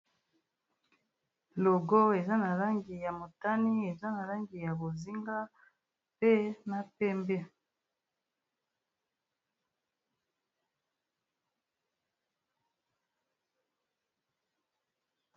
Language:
Lingala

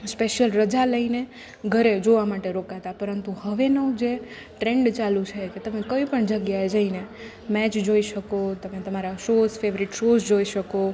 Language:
Gujarati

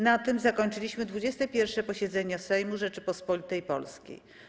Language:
Polish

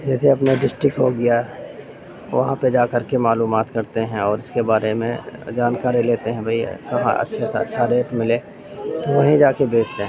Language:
Urdu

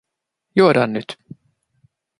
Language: Finnish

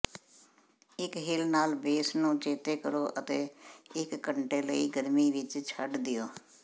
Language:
Punjabi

